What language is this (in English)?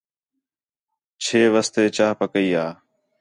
Khetrani